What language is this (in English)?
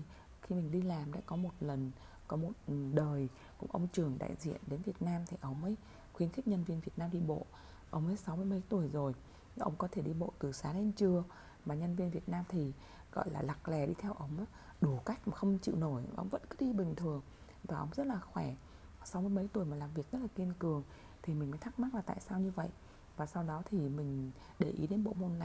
Vietnamese